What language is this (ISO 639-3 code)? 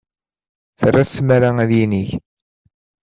kab